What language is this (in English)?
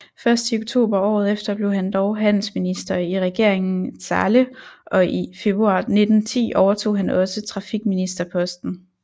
Danish